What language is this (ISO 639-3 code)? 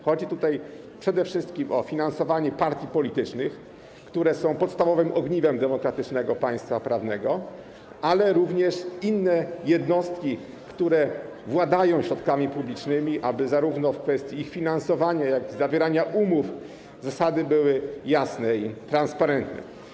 pol